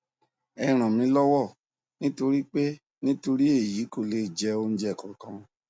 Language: Yoruba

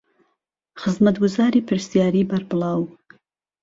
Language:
Central Kurdish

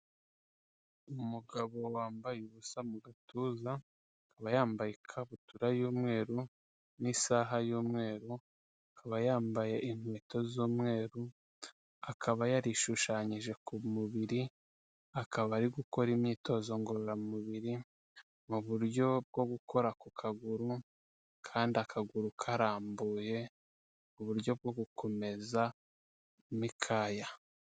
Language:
Kinyarwanda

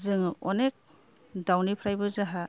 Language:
Bodo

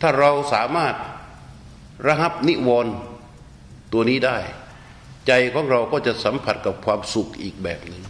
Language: Thai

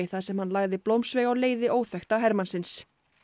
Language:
Icelandic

